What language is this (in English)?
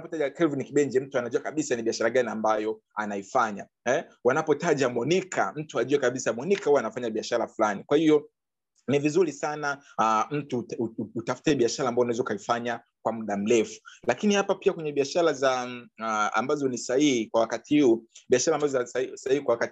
Swahili